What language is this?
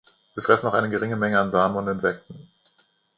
German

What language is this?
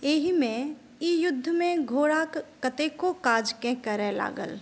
Maithili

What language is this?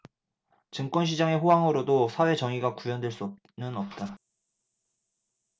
Korean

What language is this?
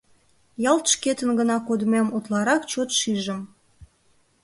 Mari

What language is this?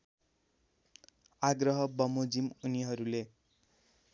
Nepali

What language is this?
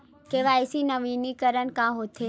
Chhattisgarhi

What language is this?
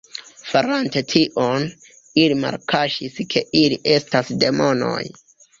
Esperanto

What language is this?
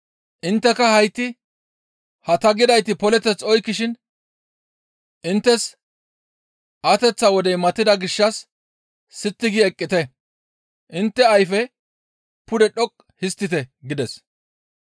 Gamo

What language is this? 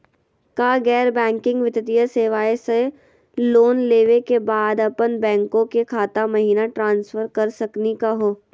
Magahi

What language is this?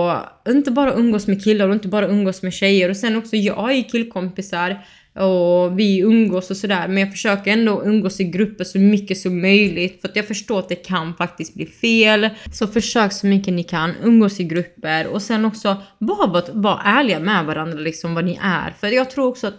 Swedish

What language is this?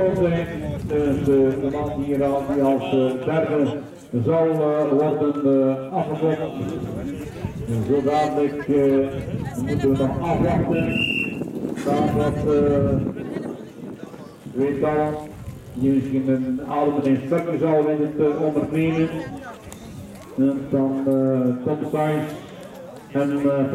Dutch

